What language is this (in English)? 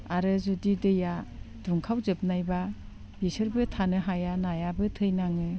Bodo